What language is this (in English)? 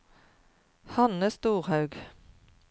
Norwegian